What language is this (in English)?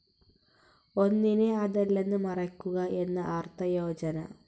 Malayalam